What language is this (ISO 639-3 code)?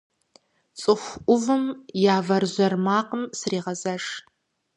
kbd